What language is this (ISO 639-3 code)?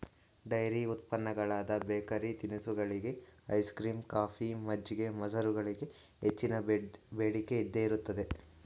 kan